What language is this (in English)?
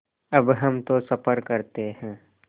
Hindi